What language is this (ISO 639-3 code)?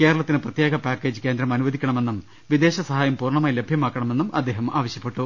mal